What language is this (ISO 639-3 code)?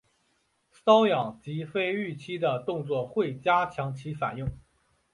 zho